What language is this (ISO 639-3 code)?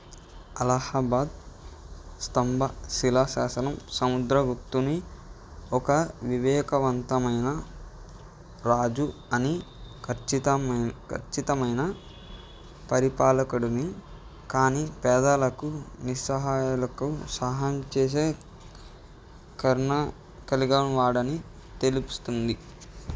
tel